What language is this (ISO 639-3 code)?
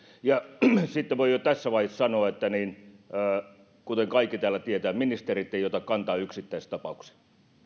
fin